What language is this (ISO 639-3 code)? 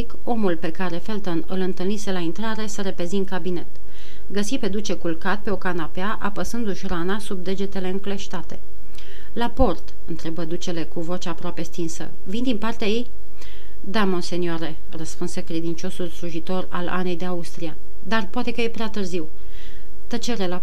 ron